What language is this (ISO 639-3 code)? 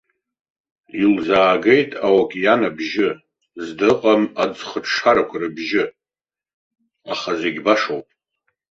abk